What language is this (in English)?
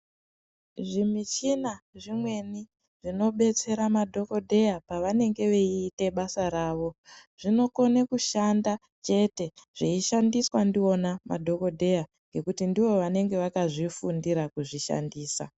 Ndau